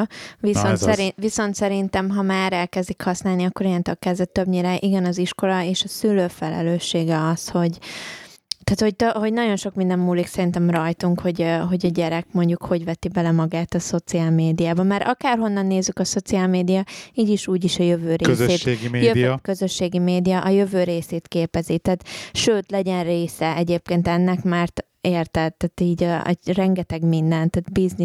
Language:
Hungarian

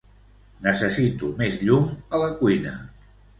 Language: Catalan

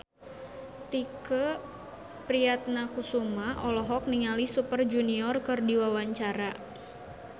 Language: Sundanese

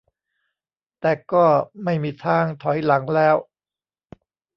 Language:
Thai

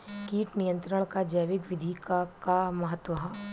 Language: Bhojpuri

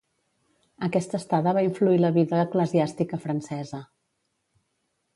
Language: Catalan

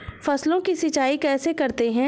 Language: Hindi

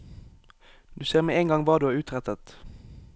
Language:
Norwegian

